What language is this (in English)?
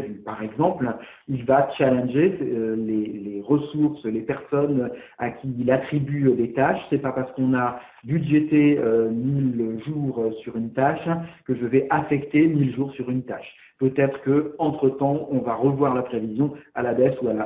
French